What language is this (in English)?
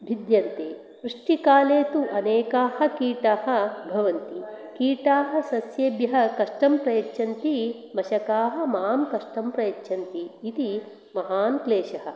Sanskrit